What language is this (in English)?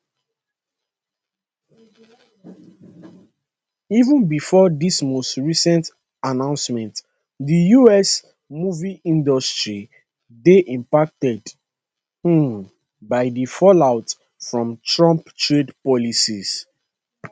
Nigerian Pidgin